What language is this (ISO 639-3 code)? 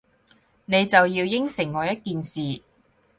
yue